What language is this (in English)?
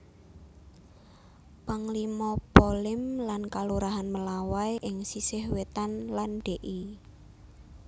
Javanese